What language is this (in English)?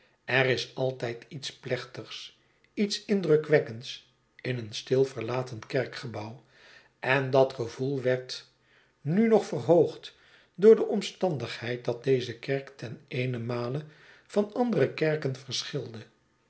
Dutch